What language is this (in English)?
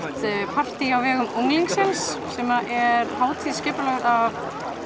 Icelandic